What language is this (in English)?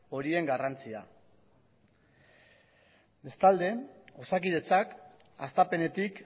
Basque